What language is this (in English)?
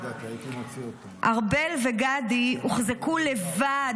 Hebrew